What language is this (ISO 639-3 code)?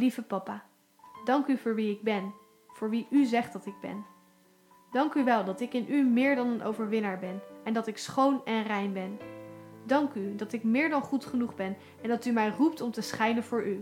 nld